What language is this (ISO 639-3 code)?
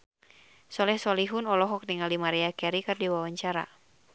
sun